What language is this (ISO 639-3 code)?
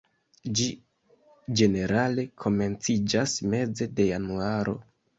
epo